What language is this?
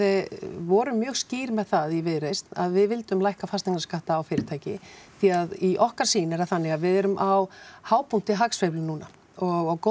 Icelandic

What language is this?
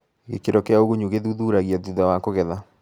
Kikuyu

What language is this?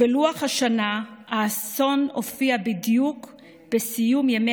Hebrew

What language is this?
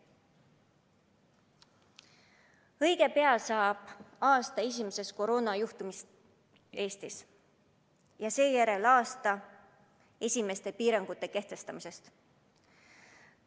Estonian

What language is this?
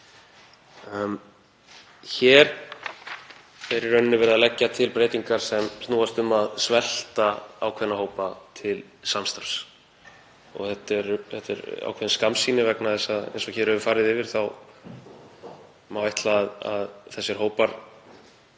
Icelandic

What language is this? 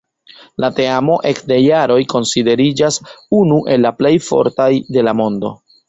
Esperanto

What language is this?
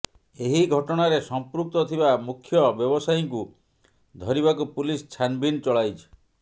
Odia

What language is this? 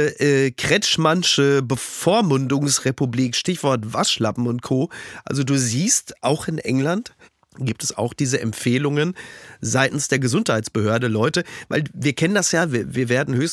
German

